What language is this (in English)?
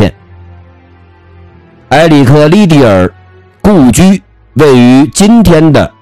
Chinese